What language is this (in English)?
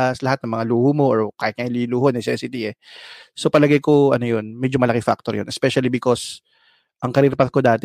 Filipino